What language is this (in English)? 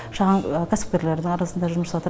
Kazakh